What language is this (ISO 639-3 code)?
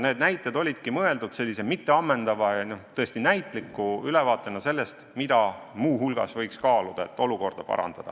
est